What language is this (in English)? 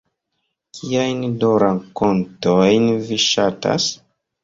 Esperanto